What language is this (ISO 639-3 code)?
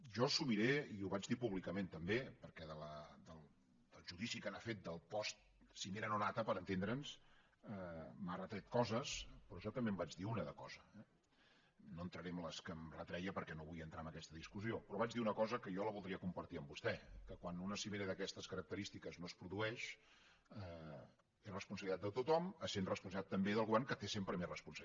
cat